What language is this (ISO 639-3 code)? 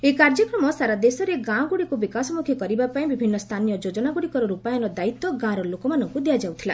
ori